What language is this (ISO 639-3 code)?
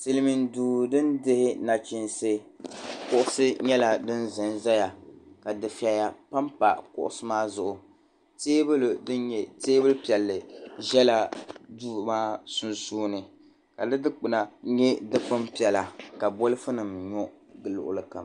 dag